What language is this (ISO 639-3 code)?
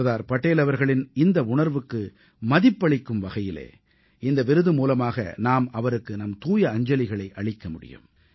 tam